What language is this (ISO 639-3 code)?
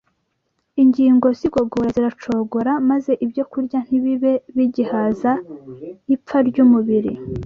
kin